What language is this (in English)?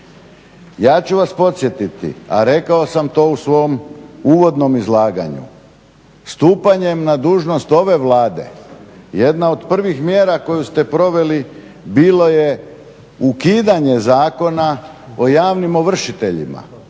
Croatian